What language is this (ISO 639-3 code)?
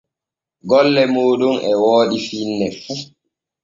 fue